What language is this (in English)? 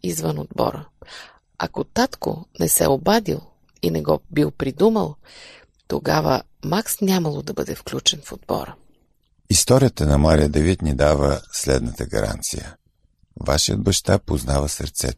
Bulgarian